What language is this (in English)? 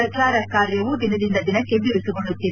Kannada